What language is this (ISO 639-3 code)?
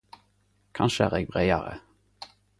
nno